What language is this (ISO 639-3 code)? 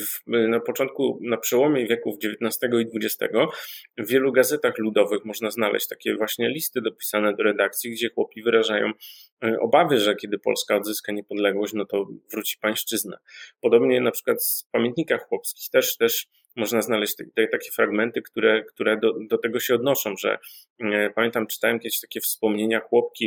pol